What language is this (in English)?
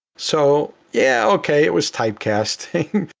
English